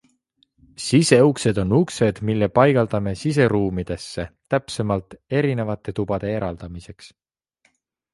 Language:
Estonian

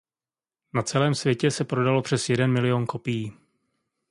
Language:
Czech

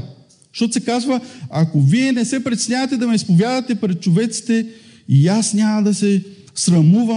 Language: Bulgarian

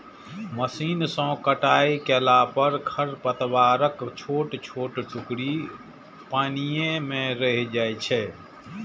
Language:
Maithili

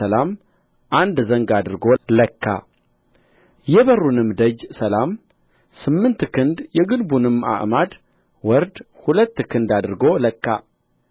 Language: Amharic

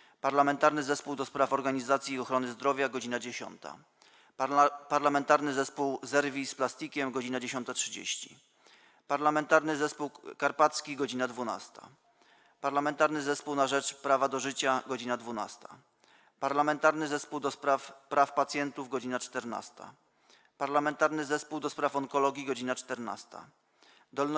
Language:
Polish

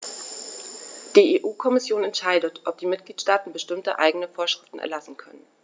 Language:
German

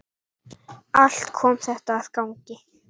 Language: Icelandic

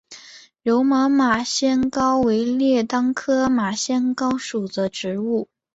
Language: Chinese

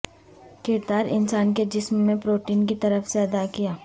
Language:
Urdu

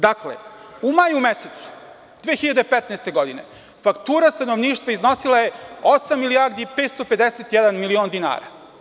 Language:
Serbian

